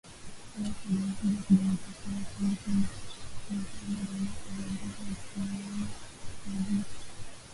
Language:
Swahili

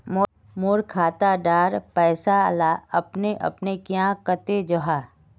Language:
Magahi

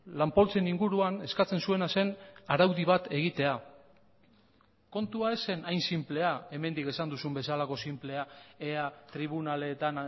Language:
Basque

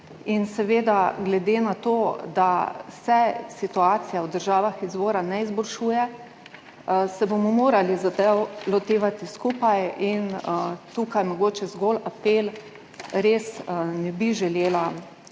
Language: Slovenian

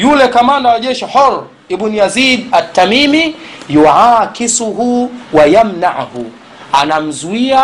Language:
Swahili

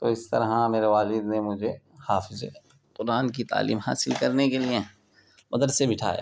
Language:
Urdu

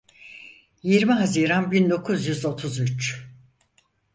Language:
Turkish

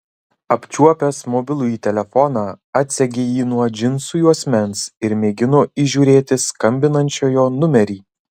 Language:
Lithuanian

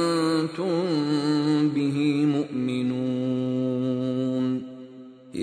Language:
Filipino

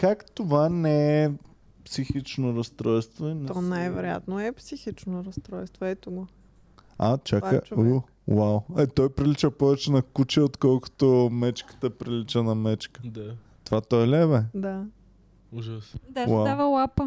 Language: Bulgarian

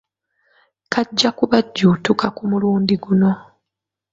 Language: Ganda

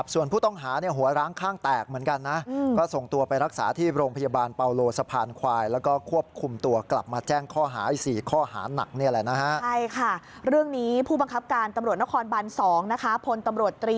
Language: Thai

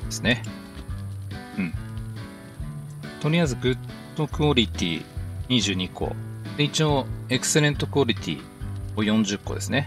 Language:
Japanese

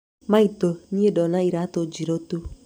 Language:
Kikuyu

